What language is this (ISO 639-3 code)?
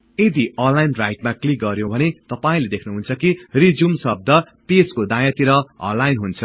nep